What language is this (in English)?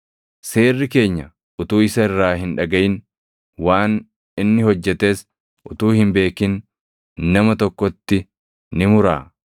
Oromo